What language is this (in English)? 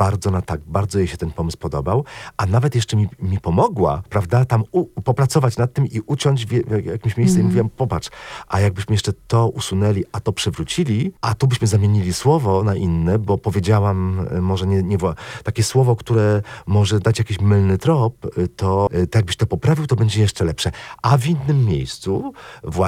Polish